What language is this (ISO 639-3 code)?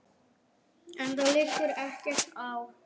isl